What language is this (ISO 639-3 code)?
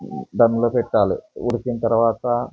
tel